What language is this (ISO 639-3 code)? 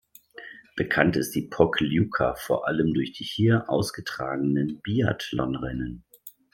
deu